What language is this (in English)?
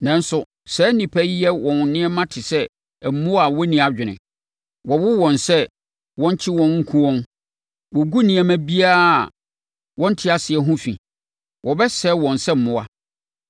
Akan